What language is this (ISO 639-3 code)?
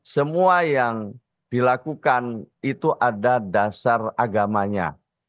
ind